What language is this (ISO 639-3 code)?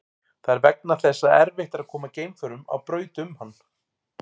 isl